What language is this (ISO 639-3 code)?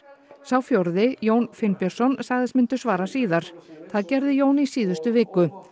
isl